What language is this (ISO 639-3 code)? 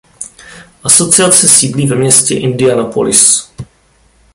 ces